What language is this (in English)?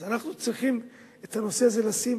Hebrew